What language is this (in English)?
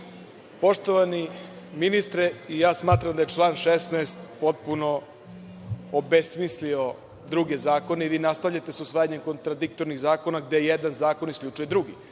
Serbian